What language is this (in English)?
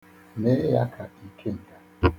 Igbo